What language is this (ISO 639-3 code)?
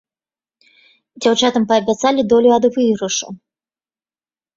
bel